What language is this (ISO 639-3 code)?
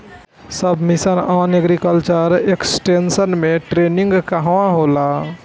bho